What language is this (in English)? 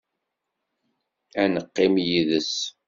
Kabyle